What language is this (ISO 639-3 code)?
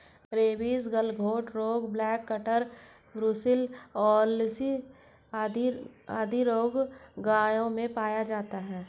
hin